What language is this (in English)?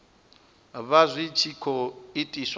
Venda